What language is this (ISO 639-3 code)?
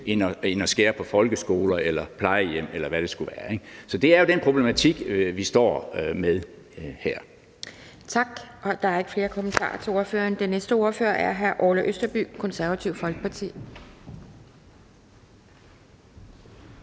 dan